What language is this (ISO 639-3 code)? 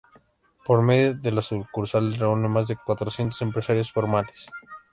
spa